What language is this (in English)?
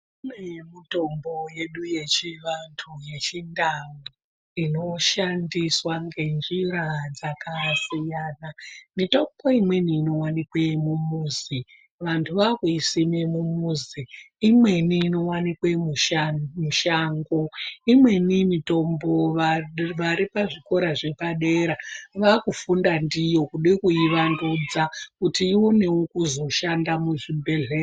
Ndau